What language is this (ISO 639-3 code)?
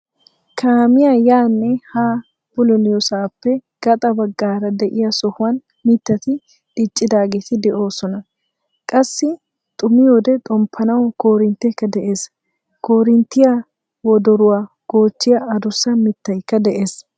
wal